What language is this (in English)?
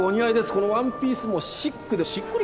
Japanese